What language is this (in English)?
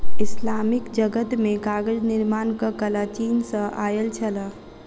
Maithili